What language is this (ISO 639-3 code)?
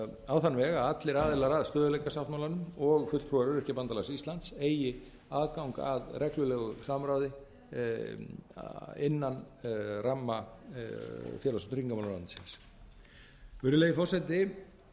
isl